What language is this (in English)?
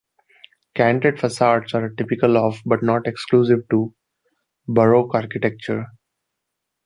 English